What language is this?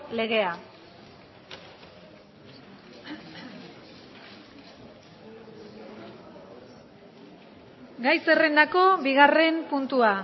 Basque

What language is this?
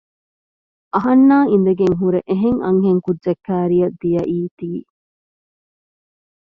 Divehi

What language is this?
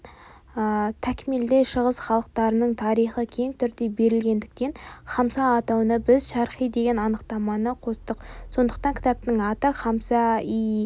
Kazakh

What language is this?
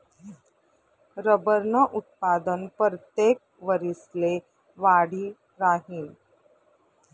Marathi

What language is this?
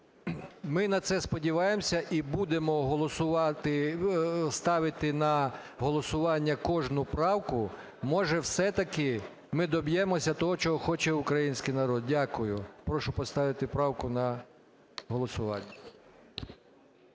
Ukrainian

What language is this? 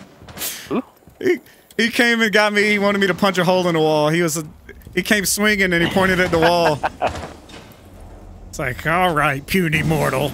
English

